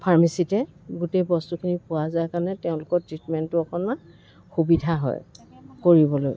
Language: Assamese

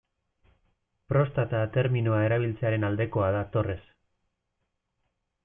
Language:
Basque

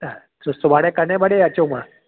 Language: Sindhi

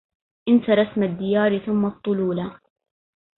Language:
Arabic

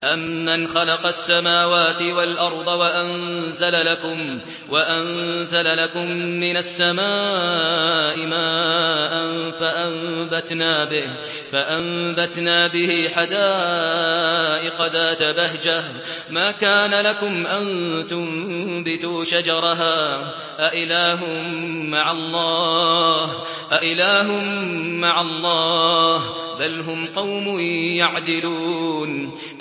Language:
Arabic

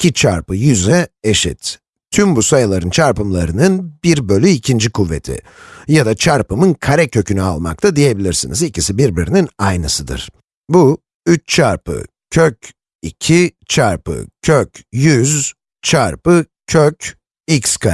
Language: Turkish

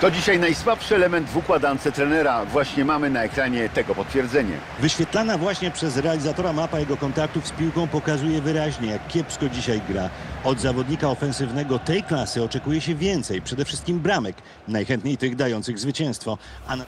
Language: Polish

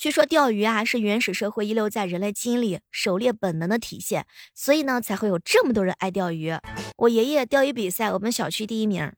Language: Chinese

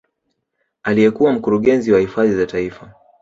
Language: Swahili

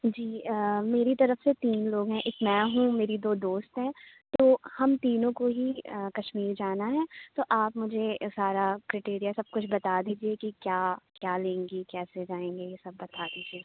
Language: Urdu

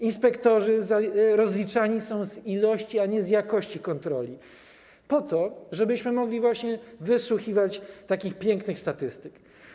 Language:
Polish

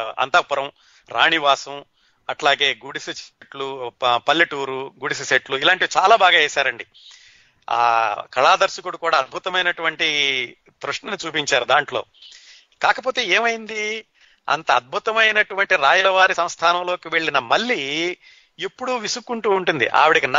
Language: Telugu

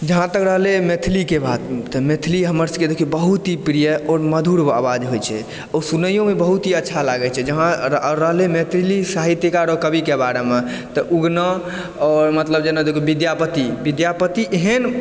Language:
Maithili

